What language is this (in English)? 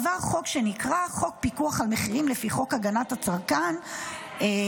Hebrew